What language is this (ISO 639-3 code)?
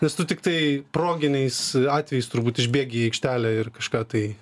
lit